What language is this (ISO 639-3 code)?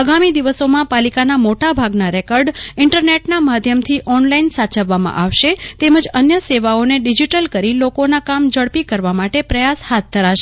guj